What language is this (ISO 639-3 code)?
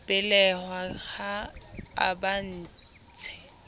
sot